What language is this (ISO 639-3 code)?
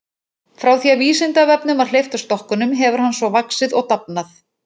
isl